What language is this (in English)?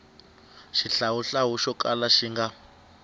Tsonga